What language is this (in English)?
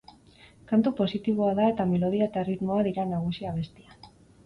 Basque